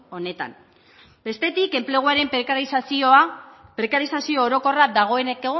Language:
Basque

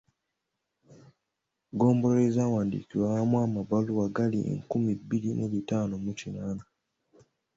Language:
Ganda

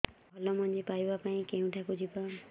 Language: Odia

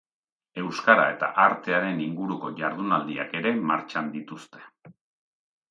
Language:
Basque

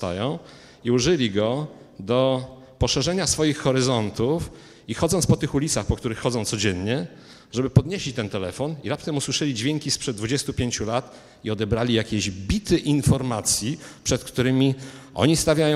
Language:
Polish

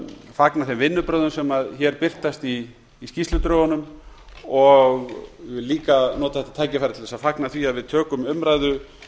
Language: Icelandic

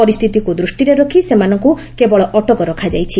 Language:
Odia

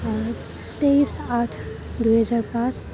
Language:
Assamese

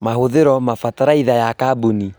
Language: Kikuyu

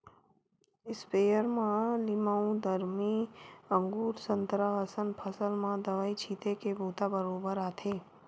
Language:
Chhattisgarhi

